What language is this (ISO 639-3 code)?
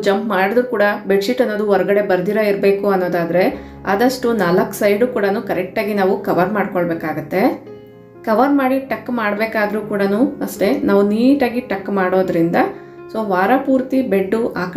kan